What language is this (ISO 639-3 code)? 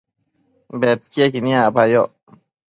mcf